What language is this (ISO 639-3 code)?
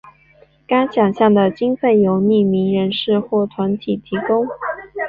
zho